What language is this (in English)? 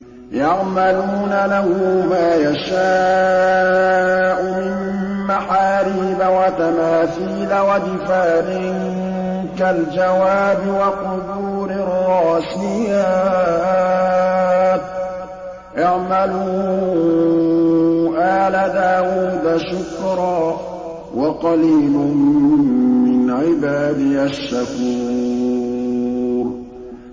Arabic